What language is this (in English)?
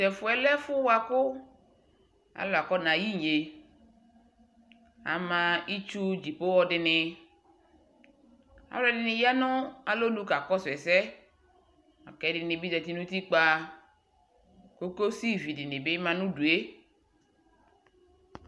Ikposo